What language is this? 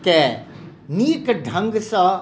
Maithili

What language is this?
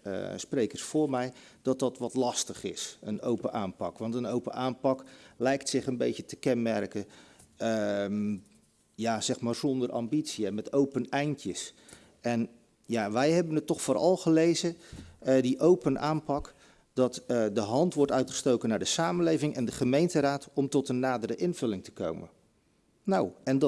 Dutch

